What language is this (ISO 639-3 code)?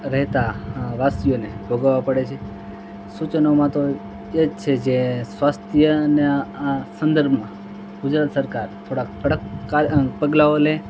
guj